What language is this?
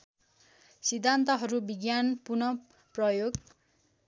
Nepali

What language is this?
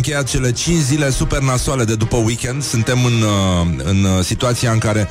Romanian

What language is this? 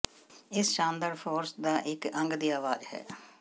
Punjabi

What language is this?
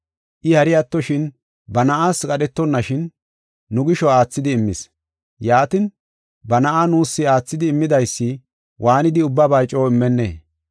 Gofa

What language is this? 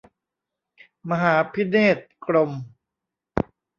Thai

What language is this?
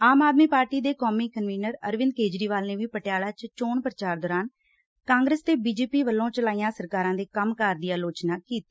Punjabi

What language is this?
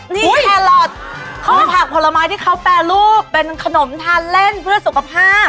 Thai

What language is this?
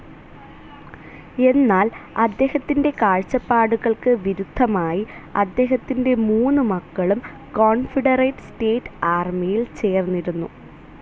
Malayalam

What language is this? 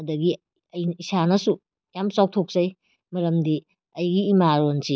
Manipuri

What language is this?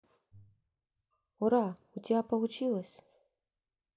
Russian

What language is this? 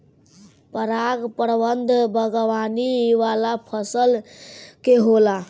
Bhojpuri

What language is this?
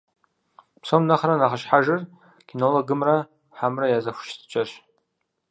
Kabardian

